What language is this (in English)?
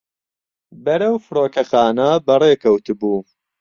Central Kurdish